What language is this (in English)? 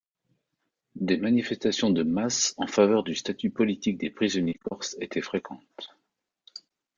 French